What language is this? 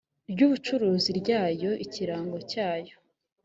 Kinyarwanda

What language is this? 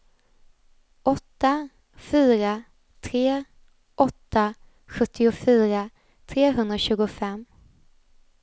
Swedish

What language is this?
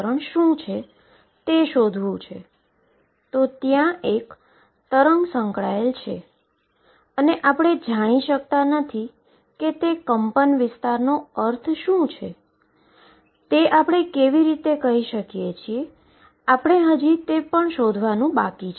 Gujarati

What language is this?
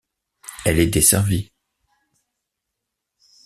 French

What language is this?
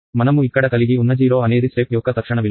Telugu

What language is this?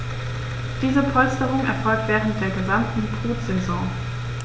German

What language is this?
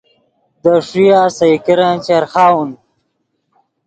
Yidgha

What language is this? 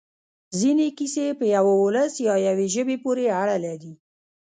Pashto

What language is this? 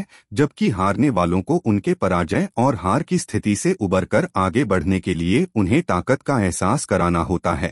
Hindi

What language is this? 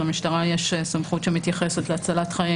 Hebrew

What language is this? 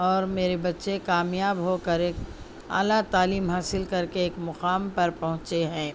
Urdu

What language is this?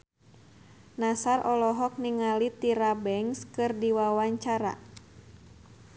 Sundanese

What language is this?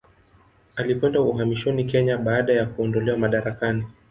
Swahili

